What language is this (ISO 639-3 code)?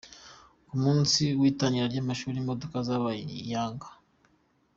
kin